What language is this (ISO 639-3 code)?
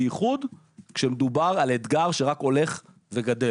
heb